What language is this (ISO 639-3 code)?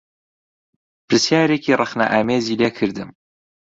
ckb